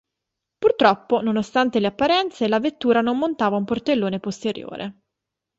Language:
Italian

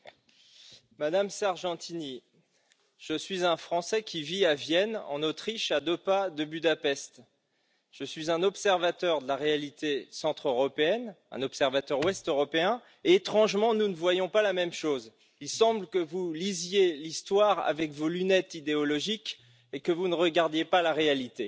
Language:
French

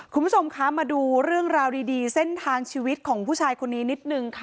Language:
Thai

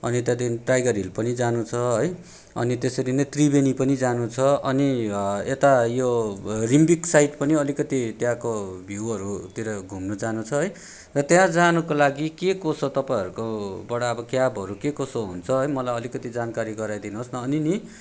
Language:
Nepali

